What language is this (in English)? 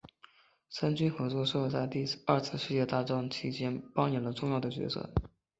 Chinese